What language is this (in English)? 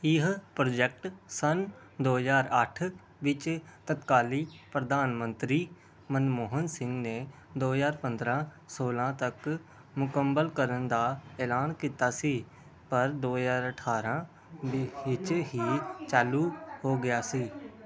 Punjabi